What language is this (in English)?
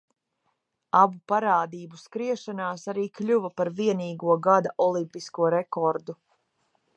Latvian